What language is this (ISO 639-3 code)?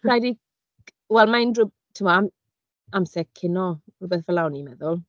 cym